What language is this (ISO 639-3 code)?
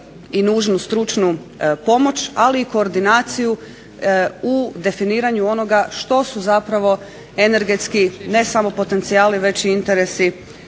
hrv